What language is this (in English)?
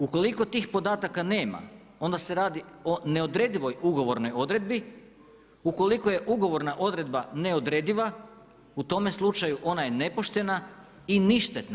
Croatian